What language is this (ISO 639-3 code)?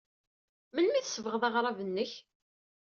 kab